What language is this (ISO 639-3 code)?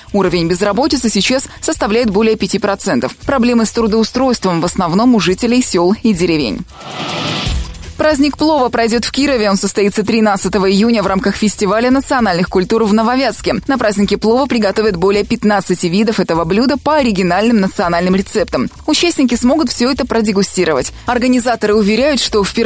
rus